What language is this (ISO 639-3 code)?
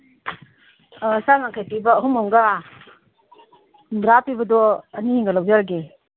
mni